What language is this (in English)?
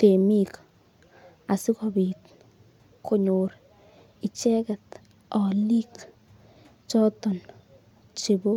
Kalenjin